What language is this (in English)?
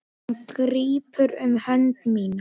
Icelandic